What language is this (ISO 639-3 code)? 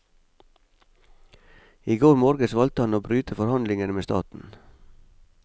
nor